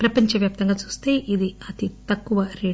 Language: Telugu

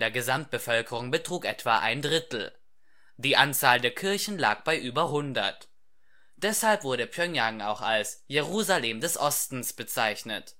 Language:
German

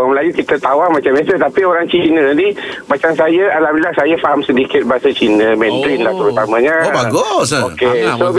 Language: Malay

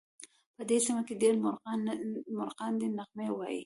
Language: Pashto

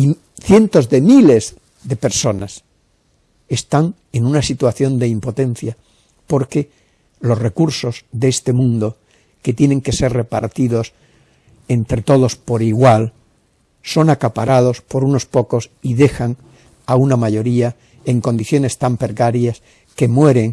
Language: Spanish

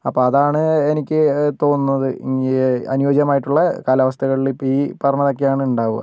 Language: Malayalam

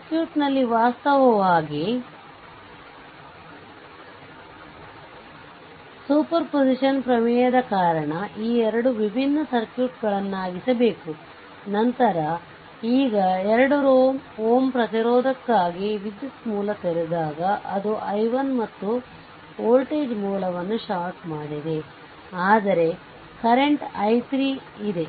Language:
Kannada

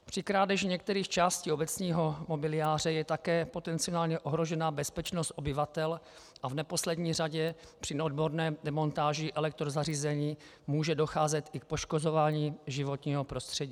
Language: Czech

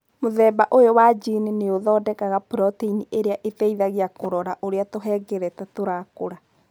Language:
Kikuyu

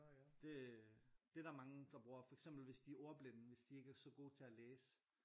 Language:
Danish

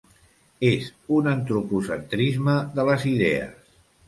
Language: Catalan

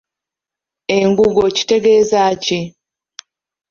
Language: Ganda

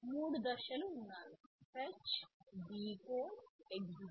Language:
Telugu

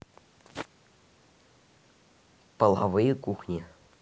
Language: Russian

